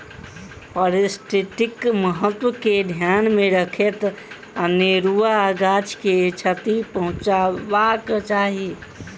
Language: Maithili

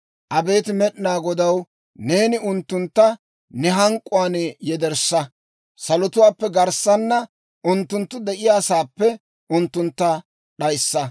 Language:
Dawro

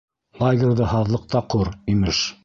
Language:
Bashkir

